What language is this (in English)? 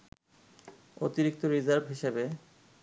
Bangla